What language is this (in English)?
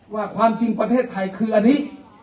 Thai